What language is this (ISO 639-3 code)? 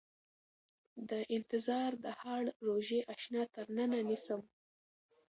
pus